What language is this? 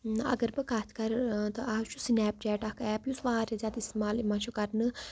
Kashmiri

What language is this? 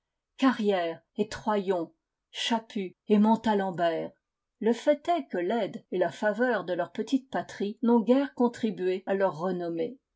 French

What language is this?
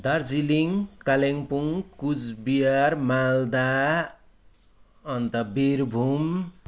Nepali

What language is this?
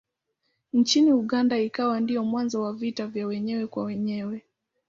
Swahili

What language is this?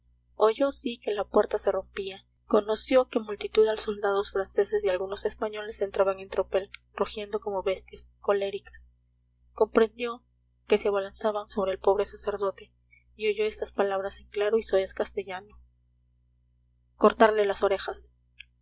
Spanish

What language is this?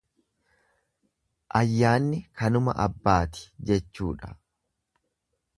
Oromo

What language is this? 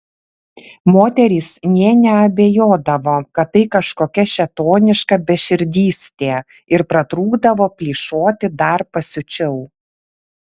Lithuanian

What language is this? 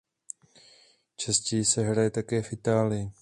Czech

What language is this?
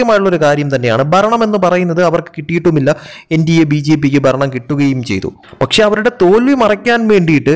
Malayalam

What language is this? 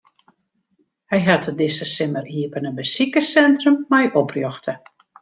Western Frisian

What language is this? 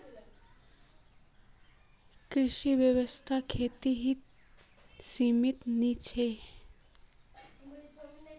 Magahi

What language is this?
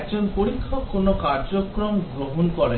Bangla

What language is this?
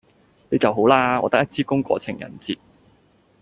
Cantonese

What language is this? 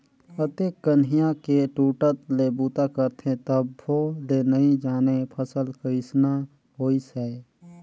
Chhattisgarhi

